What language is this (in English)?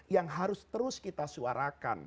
Indonesian